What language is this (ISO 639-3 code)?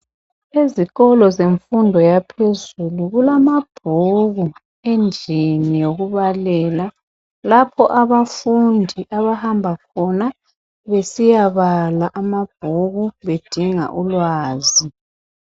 nde